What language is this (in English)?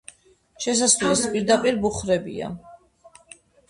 Georgian